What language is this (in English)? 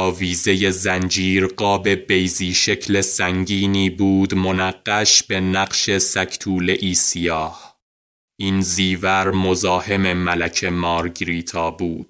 Persian